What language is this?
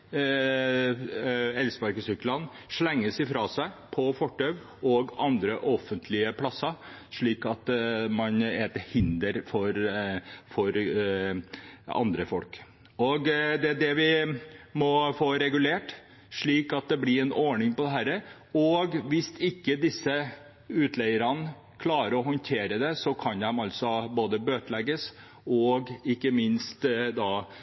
Norwegian Bokmål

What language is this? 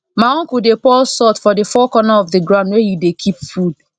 Nigerian Pidgin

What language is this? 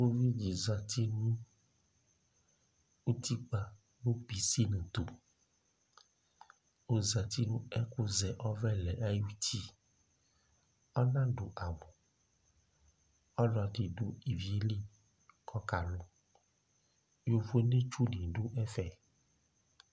Ikposo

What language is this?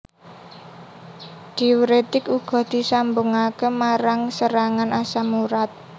Javanese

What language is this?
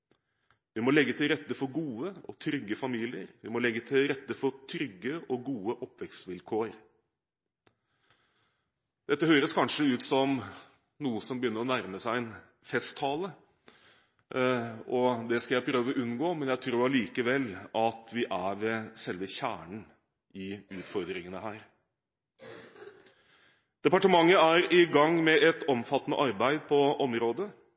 Norwegian Bokmål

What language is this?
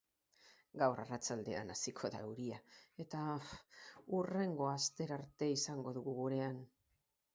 Basque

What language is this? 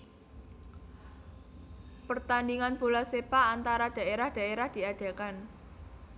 Javanese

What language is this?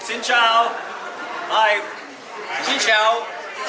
Vietnamese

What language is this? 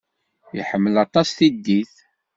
Kabyle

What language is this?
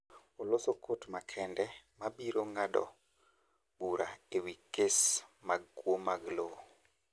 Luo (Kenya and Tanzania)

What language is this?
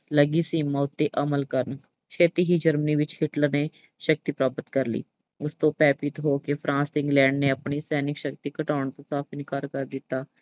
Punjabi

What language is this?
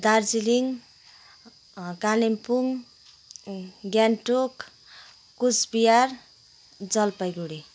Nepali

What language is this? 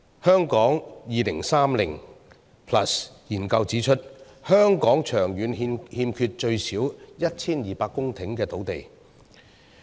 Cantonese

